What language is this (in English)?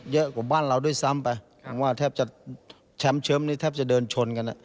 Thai